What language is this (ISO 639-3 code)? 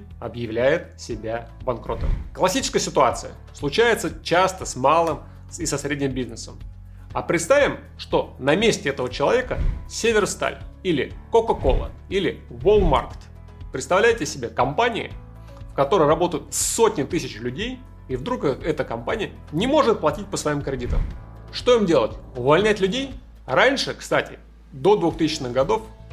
rus